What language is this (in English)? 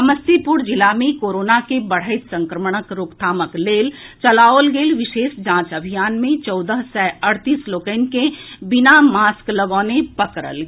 Maithili